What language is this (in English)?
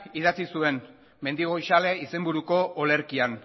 Basque